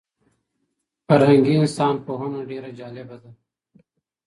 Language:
Pashto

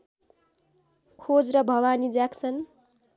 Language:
Nepali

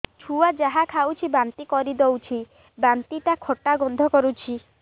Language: Odia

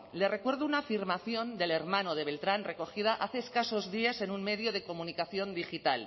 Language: Spanish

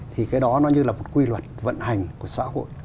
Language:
Vietnamese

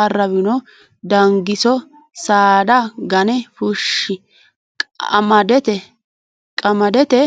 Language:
Sidamo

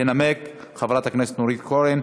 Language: Hebrew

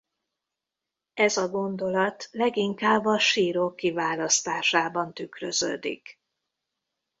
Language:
Hungarian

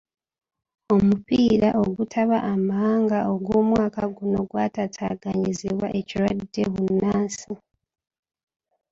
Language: Ganda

